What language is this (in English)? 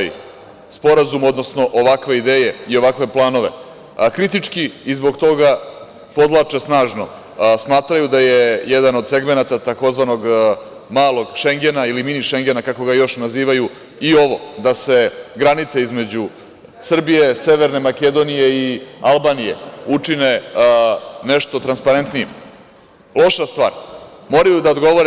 Serbian